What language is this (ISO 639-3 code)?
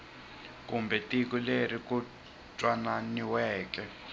tso